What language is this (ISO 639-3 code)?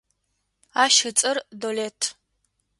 ady